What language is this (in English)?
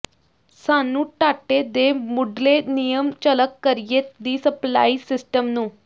Punjabi